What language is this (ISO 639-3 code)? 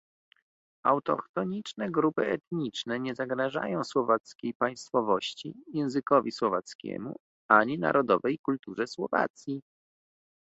pol